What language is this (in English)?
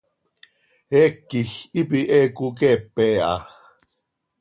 Seri